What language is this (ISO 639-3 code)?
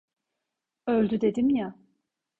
tur